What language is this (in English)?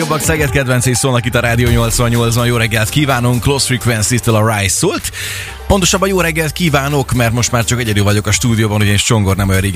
Hungarian